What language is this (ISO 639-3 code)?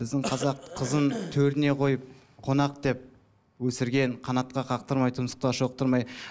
kaz